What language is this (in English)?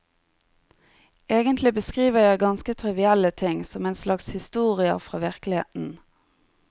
Norwegian